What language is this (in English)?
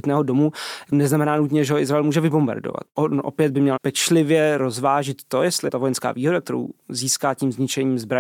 Czech